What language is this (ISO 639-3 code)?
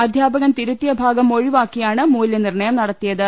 mal